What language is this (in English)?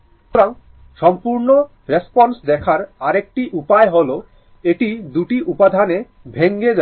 Bangla